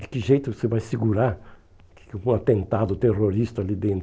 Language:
Portuguese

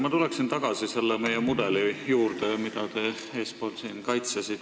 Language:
Estonian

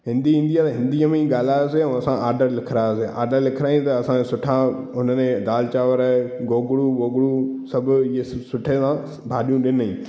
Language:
Sindhi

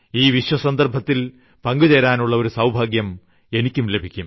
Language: Malayalam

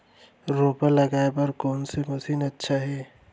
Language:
Chhattisgarhi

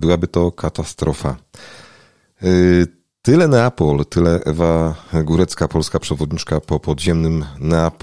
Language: Polish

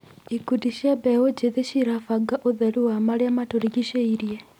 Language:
Kikuyu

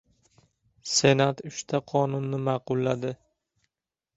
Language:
Uzbek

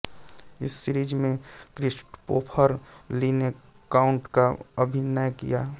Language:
Hindi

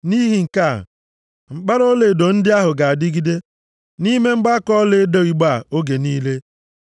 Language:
Igbo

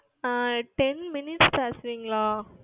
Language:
Tamil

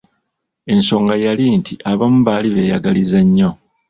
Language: Ganda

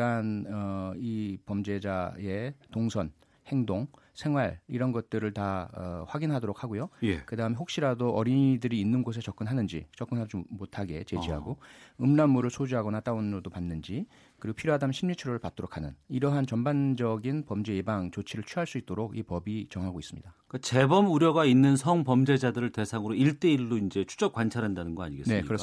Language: Korean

